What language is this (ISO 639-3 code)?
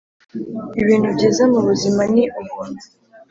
kin